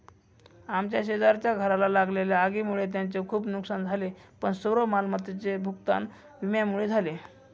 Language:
Marathi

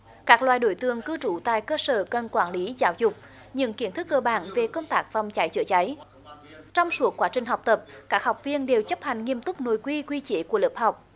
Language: Vietnamese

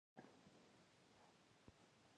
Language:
Pashto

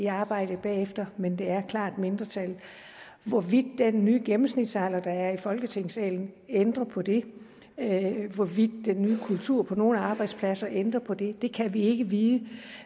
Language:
Danish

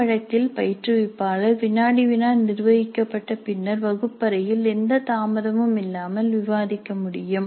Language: Tamil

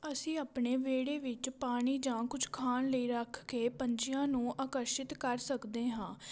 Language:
Punjabi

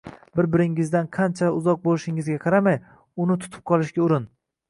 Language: Uzbek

